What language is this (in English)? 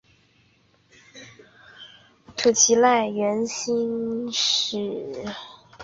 Chinese